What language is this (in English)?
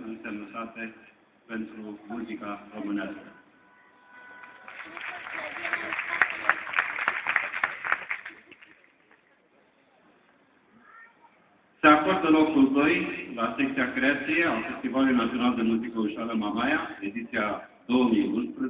Romanian